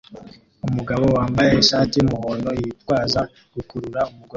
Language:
Kinyarwanda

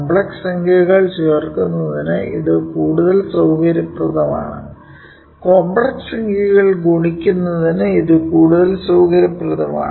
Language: Malayalam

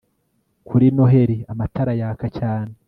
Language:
Kinyarwanda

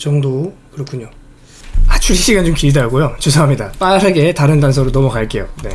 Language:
Korean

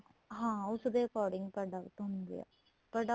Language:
Punjabi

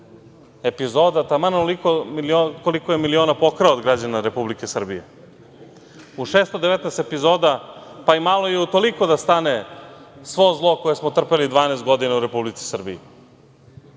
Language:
Serbian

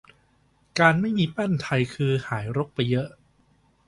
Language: Thai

